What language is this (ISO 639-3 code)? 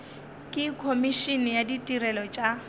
nso